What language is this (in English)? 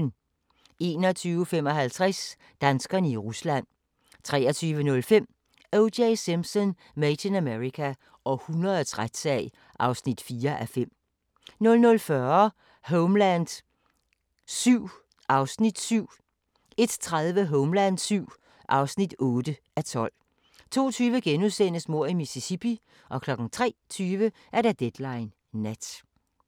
Danish